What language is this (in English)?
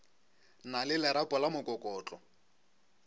Northern Sotho